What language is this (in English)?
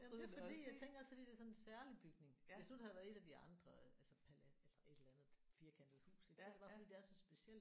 Danish